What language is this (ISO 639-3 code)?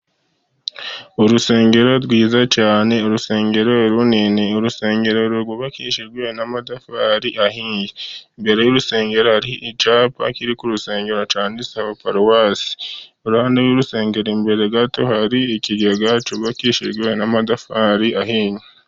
kin